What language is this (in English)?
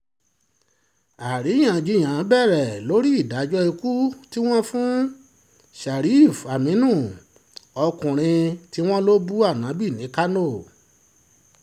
Yoruba